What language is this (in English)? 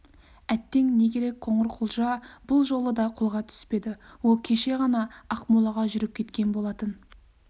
Kazakh